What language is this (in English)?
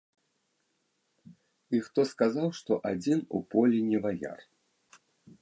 Belarusian